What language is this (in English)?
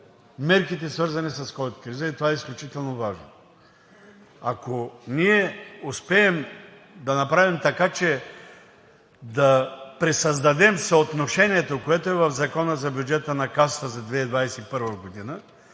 Bulgarian